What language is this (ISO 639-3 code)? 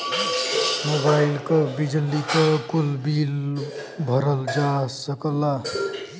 bho